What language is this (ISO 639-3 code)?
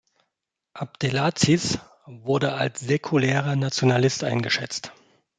deu